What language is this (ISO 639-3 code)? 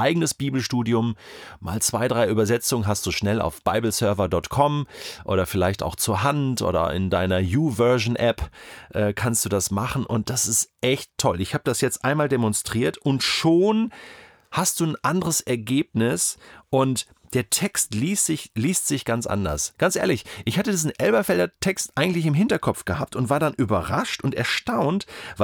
deu